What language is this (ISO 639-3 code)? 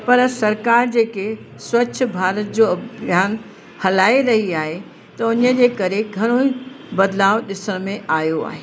snd